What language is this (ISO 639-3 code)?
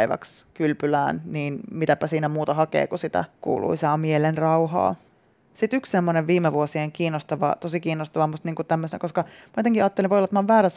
fin